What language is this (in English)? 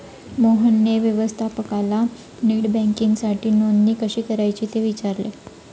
Marathi